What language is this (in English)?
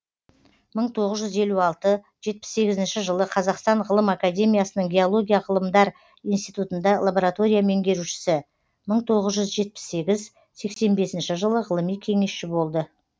Kazakh